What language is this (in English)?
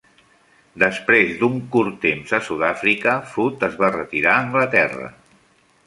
Catalan